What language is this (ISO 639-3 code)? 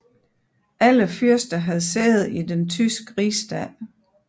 dan